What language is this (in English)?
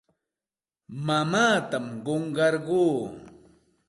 Santa Ana de Tusi Pasco Quechua